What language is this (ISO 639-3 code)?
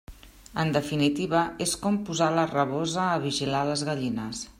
cat